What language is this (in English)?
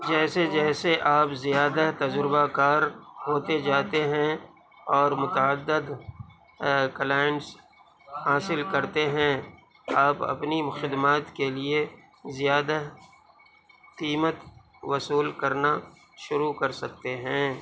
Urdu